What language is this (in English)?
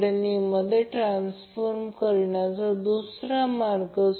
Marathi